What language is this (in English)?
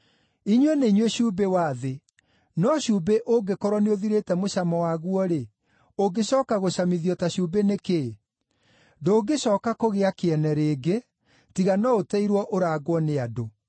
Kikuyu